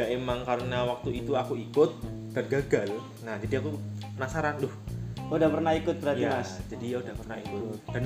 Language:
Indonesian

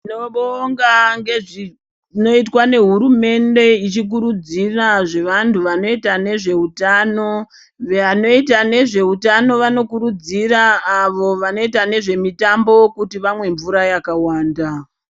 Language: Ndau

